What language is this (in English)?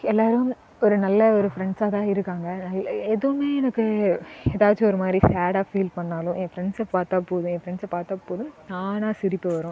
Tamil